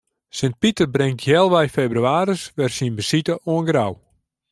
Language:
Western Frisian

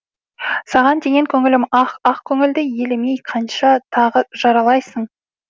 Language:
Kazakh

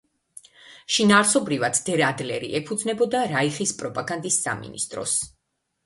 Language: Georgian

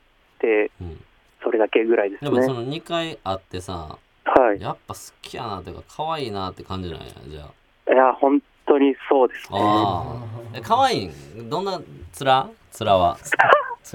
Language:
Japanese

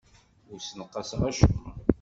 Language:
Kabyle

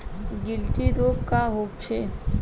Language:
Bhojpuri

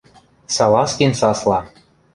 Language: Western Mari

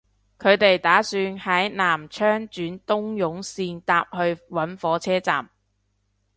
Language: Cantonese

